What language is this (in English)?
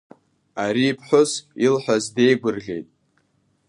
Abkhazian